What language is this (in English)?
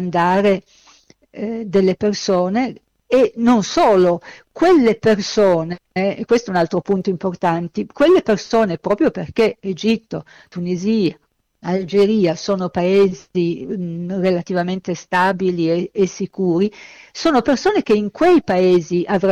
Italian